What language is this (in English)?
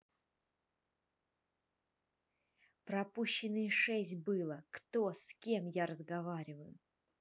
Russian